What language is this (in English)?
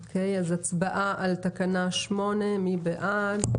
Hebrew